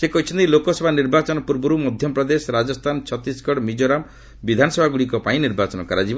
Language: Odia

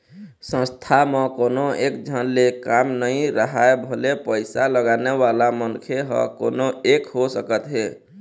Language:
Chhattisgarhi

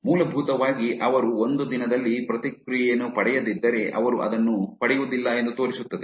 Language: Kannada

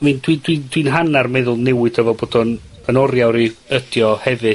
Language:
Welsh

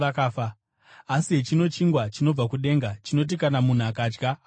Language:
Shona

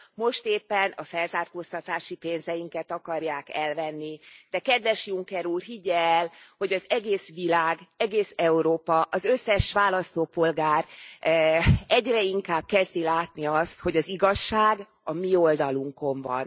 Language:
Hungarian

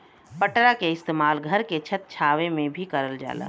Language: Bhojpuri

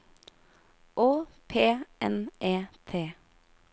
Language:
Norwegian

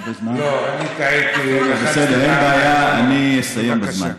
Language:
Hebrew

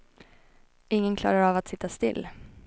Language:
Swedish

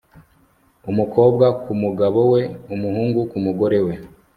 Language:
Kinyarwanda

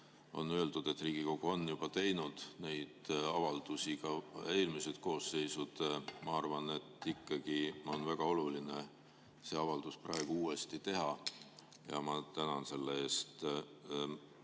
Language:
Estonian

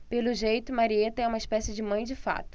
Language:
Portuguese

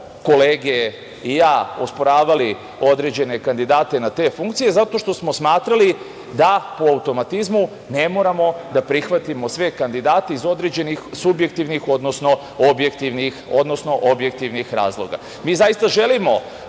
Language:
Serbian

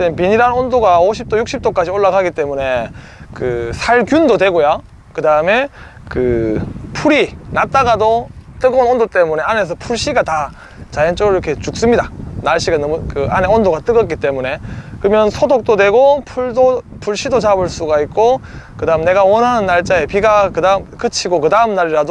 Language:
Korean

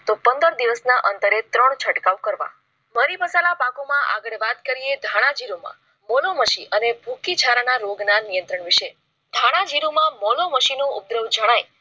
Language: Gujarati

